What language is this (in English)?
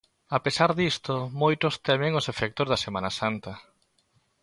Galician